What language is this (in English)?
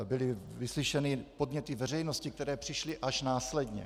Czech